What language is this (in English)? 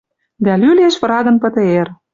Western Mari